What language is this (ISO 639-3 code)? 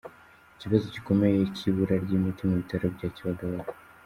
kin